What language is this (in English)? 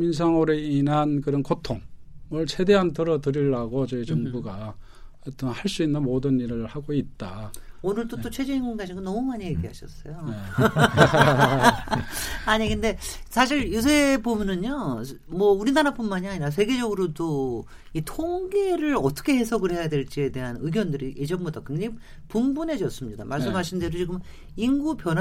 Korean